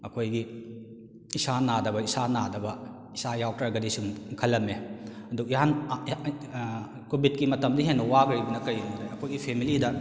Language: Manipuri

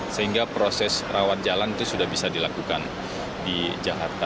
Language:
Indonesian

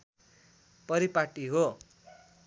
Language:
Nepali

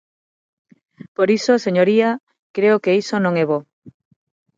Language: Galician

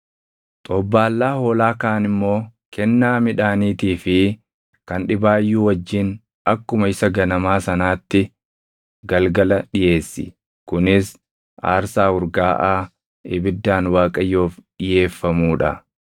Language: Oromo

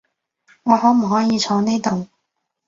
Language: Cantonese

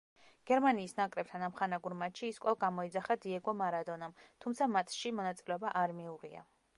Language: Georgian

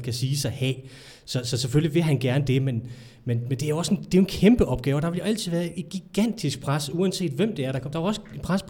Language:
Danish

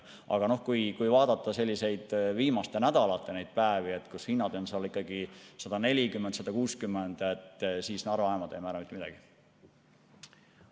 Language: Estonian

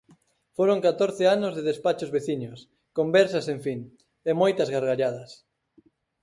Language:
Galician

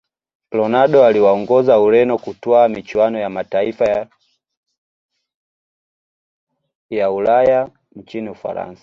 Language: Swahili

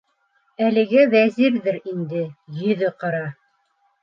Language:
Bashkir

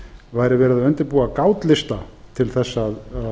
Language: Icelandic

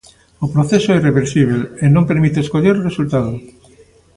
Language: Galician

